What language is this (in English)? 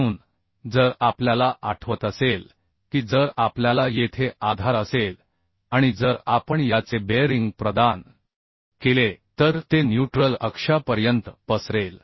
Marathi